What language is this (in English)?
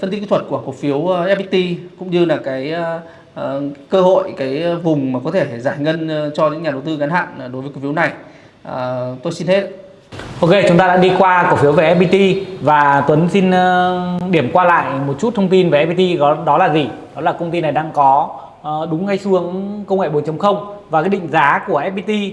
Vietnamese